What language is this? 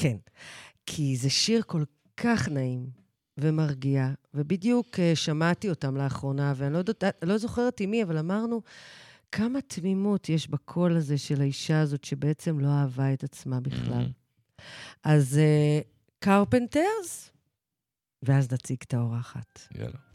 Hebrew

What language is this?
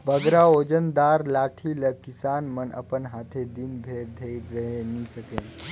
Chhattisgarhi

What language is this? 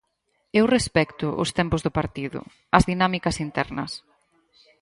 Galician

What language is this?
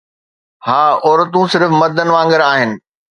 Sindhi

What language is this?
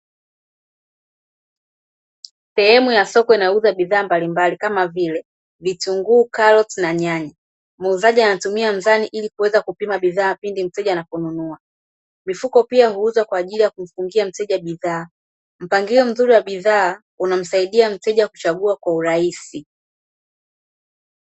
Swahili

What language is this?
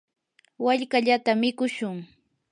Yanahuanca Pasco Quechua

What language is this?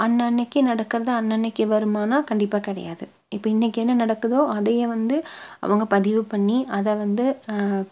Tamil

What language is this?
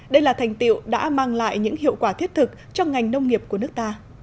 Vietnamese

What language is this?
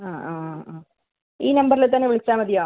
Malayalam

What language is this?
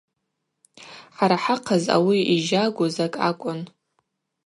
Abaza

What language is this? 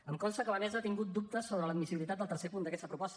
Catalan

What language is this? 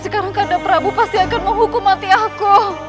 Indonesian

